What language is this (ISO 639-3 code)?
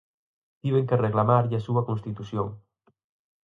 glg